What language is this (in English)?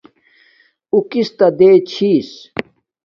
Domaaki